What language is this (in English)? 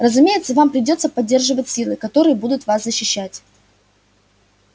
Russian